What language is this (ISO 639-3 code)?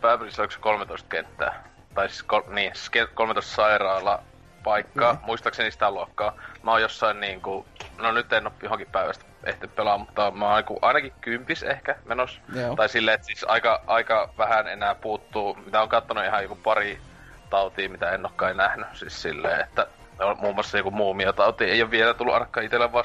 fin